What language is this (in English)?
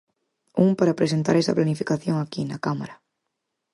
Galician